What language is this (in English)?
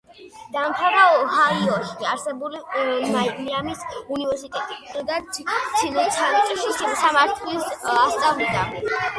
Georgian